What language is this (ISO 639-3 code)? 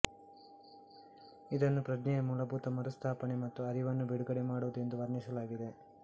kan